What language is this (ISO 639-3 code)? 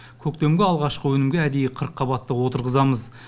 kaz